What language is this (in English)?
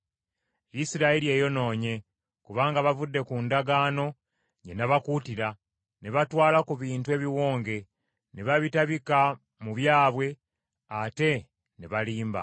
Ganda